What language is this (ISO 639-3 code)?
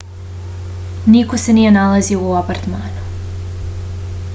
srp